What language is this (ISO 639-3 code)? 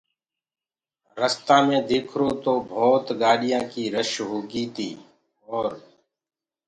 ggg